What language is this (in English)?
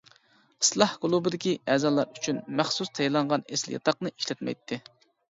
Uyghur